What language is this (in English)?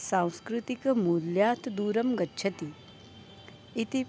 Sanskrit